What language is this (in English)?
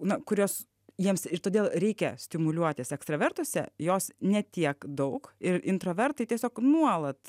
Lithuanian